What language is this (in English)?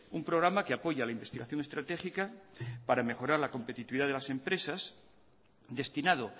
Spanish